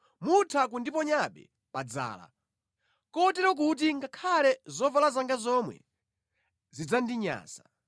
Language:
Nyanja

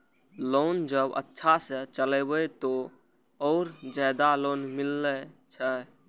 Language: Maithili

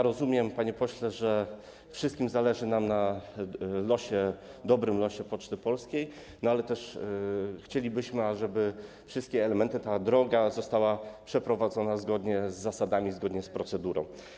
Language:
Polish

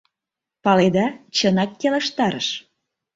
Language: Mari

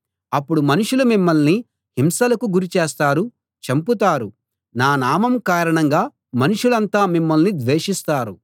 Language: Telugu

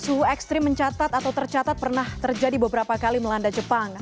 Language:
Indonesian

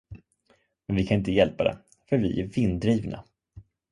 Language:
Swedish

